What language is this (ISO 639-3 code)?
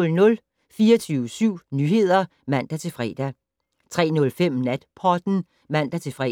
dan